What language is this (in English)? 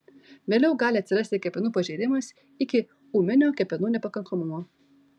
Lithuanian